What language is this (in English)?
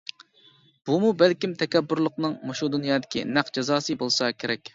Uyghur